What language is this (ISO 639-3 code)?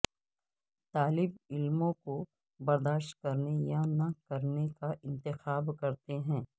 urd